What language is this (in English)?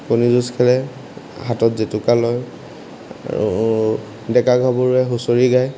Assamese